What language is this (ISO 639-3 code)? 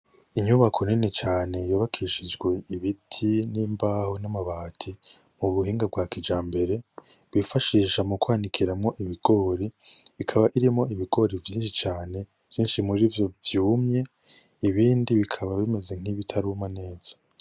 run